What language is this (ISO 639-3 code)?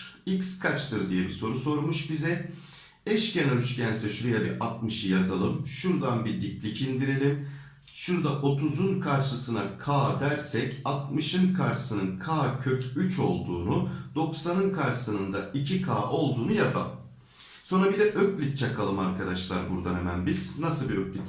tur